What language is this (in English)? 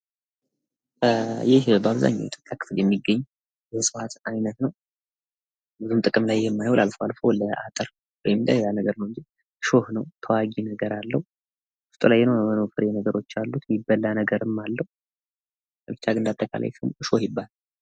Amharic